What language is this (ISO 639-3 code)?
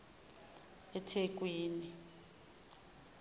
zul